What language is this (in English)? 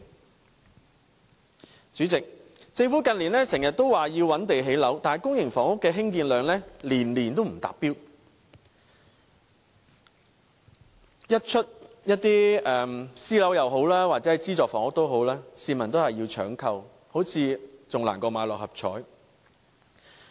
Cantonese